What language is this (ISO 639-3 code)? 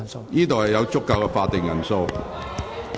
yue